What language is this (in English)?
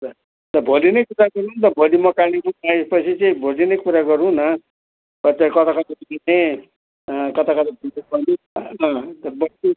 Nepali